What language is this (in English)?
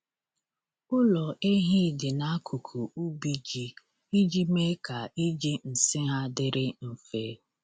Igbo